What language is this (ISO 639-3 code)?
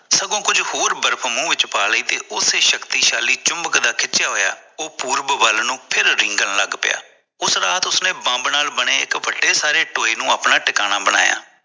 pan